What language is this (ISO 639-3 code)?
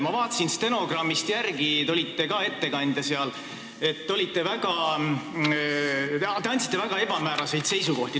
est